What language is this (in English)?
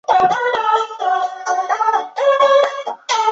Chinese